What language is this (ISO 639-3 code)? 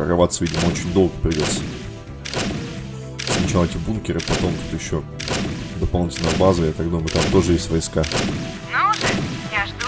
rus